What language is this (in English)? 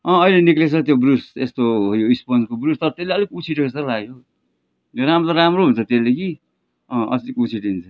Nepali